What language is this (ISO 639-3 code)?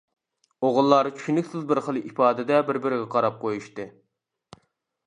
uig